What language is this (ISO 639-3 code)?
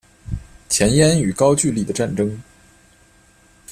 zho